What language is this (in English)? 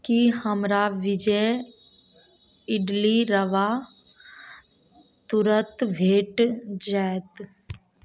Maithili